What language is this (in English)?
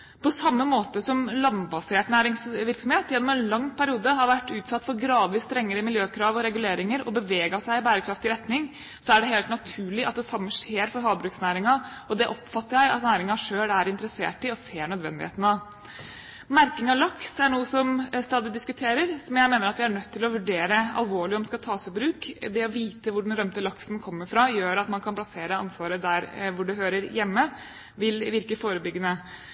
Norwegian Bokmål